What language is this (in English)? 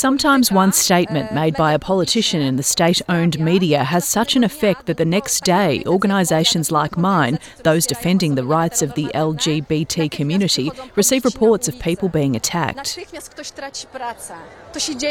Slovak